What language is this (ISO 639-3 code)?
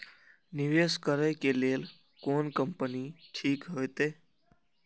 mai